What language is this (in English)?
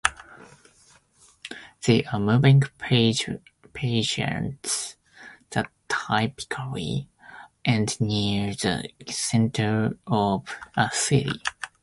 English